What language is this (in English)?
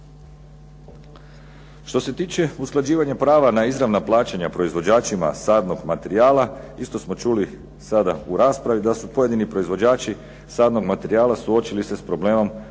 Croatian